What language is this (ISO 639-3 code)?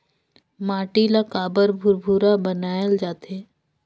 hne